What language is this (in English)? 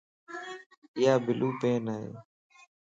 Lasi